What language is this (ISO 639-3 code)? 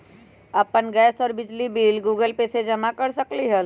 mag